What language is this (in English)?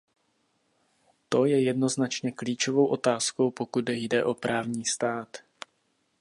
Czech